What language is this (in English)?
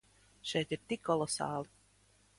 Latvian